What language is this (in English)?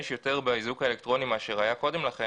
Hebrew